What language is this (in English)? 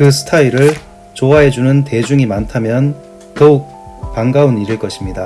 Korean